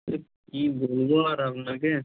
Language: Bangla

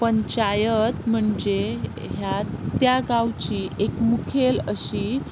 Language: Konkani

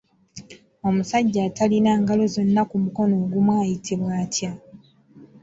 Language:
Ganda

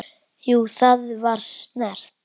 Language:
Icelandic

